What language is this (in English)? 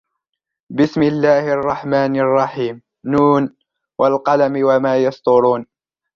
Arabic